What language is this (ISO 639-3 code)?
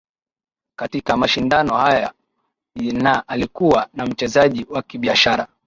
swa